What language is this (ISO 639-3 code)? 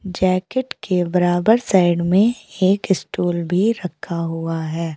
hin